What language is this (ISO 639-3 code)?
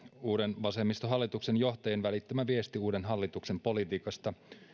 fin